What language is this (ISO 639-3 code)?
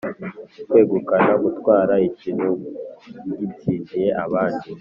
kin